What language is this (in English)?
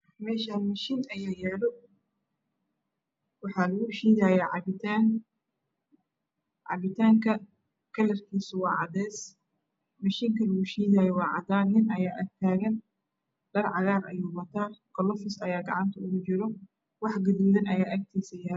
Somali